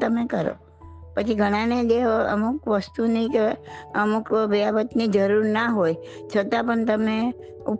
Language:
Gujarati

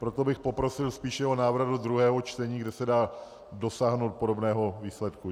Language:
Czech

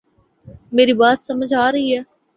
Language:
Urdu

